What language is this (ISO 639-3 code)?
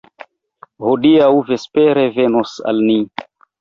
epo